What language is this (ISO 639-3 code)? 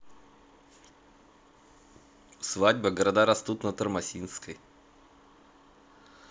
rus